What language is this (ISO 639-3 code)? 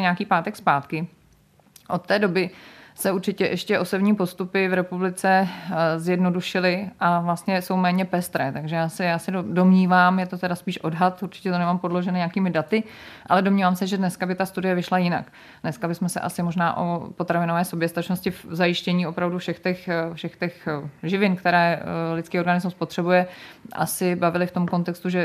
ces